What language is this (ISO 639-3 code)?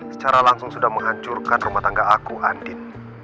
ind